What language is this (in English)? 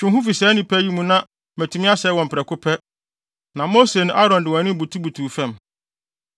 Akan